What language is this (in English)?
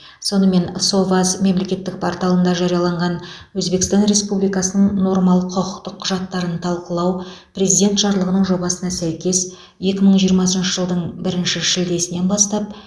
Kazakh